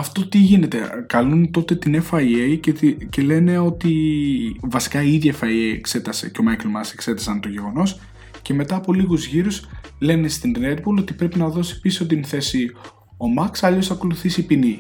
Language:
Greek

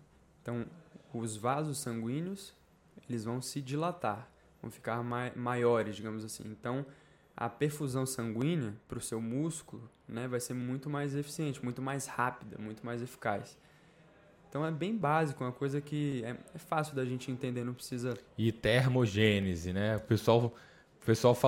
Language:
Portuguese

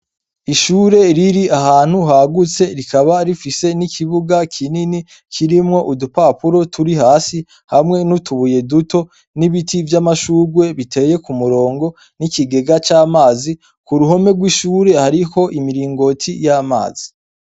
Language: Rundi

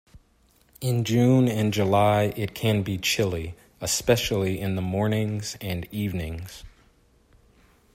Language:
English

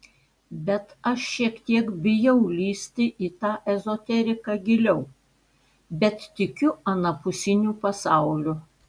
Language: Lithuanian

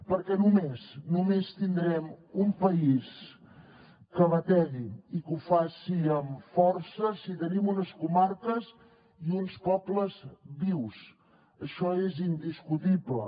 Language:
Catalan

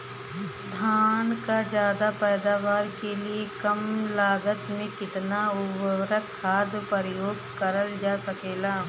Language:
Bhojpuri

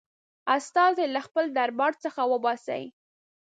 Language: Pashto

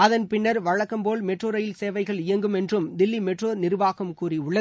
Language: Tamil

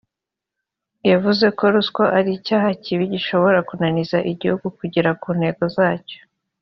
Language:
Kinyarwanda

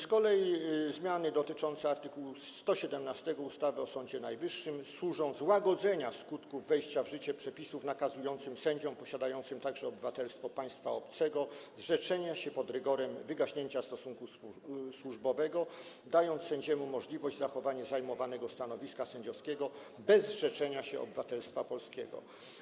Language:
Polish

